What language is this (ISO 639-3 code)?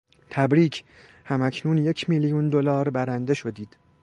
fas